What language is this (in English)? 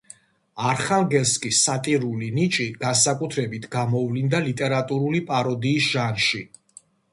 Georgian